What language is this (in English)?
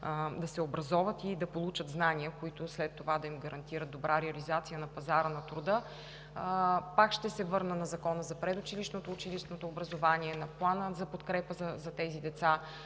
Bulgarian